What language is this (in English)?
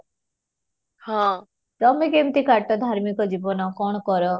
Odia